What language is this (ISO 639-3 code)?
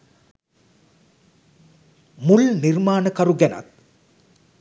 sin